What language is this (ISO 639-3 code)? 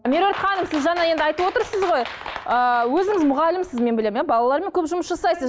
kaz